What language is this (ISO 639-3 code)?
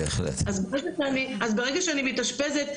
heb